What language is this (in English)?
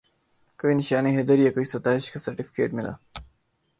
Urdu